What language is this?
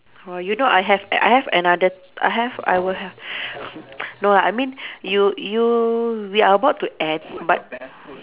English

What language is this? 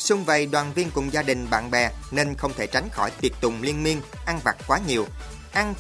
Vietnamese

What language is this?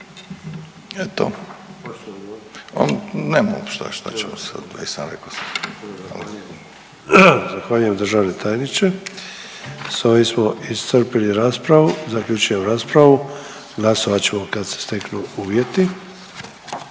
Croatian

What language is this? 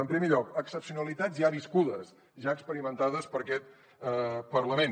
Catalan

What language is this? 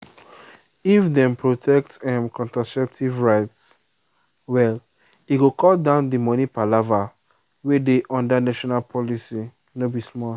Nigerian Pidgin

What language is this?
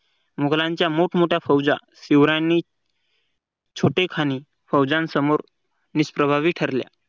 Marathi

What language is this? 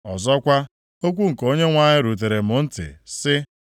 Igbo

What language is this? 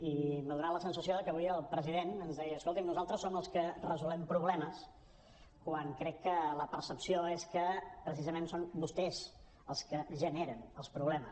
Catalan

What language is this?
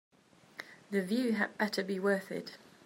English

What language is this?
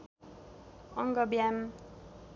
Nepali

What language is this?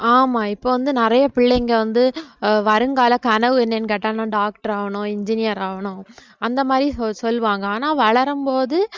Tamil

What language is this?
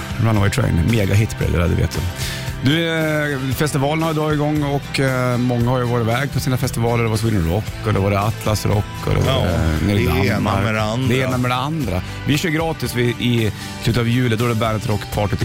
Swedish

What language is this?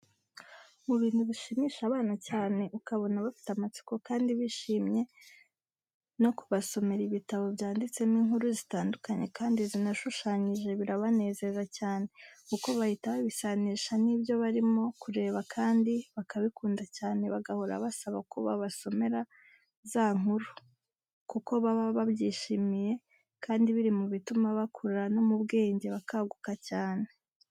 Kinyarwanda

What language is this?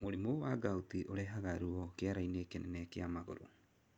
Kikuyu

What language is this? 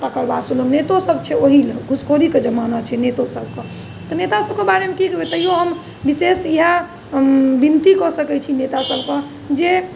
Maithili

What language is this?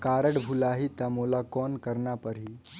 Chhattisgarhi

